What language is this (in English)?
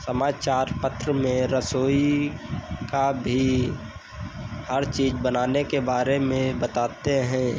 Hindi